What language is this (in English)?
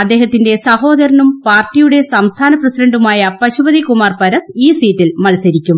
Malayalam